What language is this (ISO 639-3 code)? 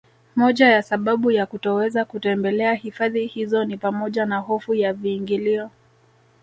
swa